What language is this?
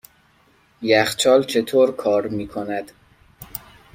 Persian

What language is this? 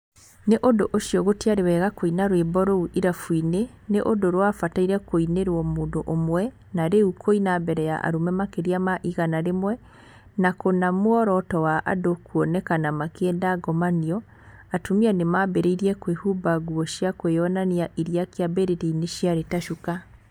Kikuyu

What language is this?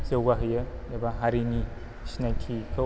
Bodo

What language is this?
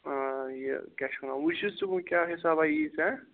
Kashmiri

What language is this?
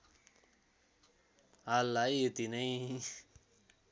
Nepali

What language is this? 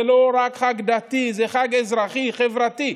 Hebrew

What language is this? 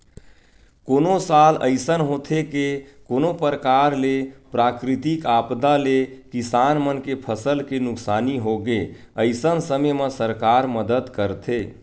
Chhattisgarhi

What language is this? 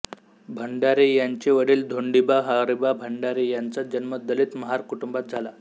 Marathi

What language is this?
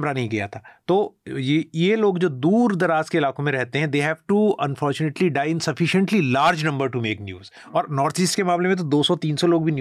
Hindi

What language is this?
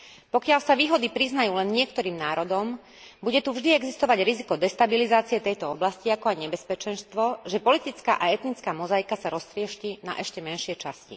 Slovak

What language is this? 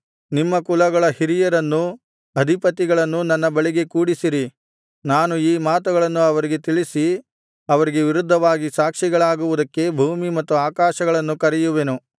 Kannada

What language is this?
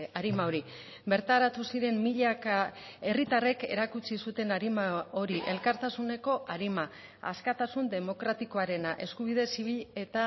Basque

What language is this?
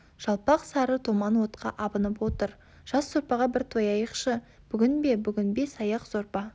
Kazakh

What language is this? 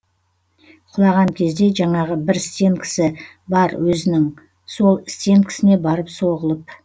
Kazakh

